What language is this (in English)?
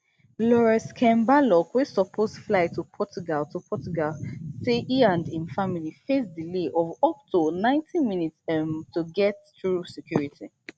Nigerian Pidgin